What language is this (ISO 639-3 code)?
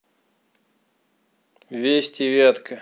rus